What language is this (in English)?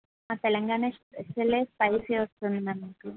Telugu